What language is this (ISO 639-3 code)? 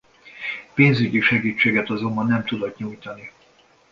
hun